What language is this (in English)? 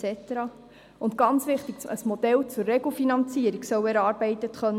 Swiss German